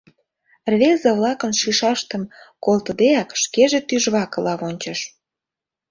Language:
Mari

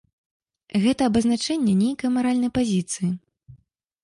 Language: Belarusian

